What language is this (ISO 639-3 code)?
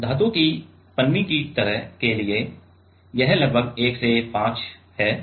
hin